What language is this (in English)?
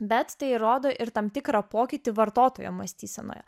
Lithuanian